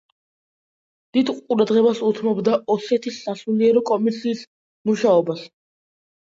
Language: Georgian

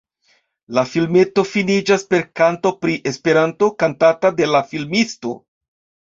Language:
Esperanto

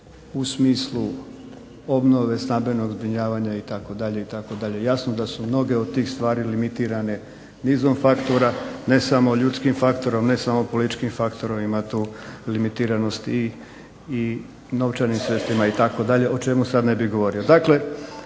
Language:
Croatian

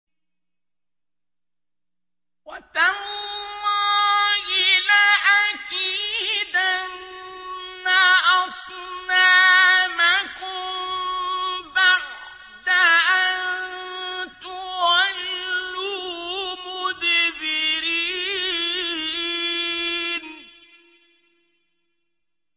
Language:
Arabic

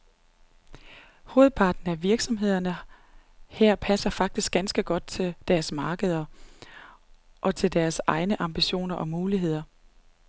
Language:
Danish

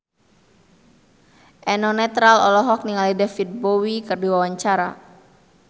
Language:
Sundanese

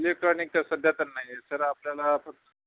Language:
Marathi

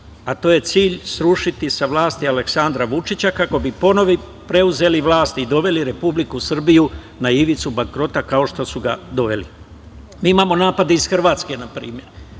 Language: Serbian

